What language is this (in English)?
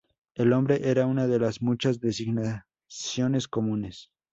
Spanish